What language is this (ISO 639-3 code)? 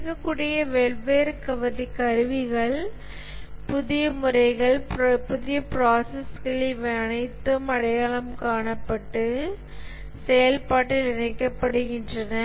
tam